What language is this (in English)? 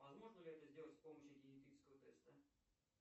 Russian